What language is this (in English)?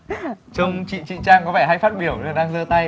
Vietnamese